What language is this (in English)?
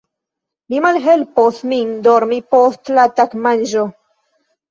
Esperanto